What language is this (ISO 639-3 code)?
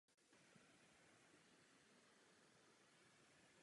ces